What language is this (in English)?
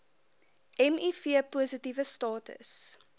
Afrikaans